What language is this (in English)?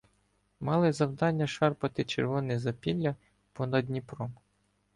Ukrainian